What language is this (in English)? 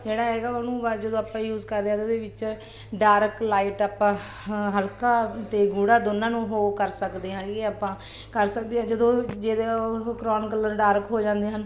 Punjabi